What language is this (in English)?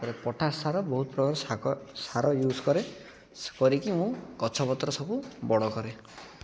Odia